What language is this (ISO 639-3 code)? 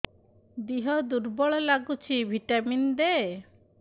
ori